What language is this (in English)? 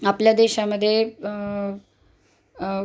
Marathi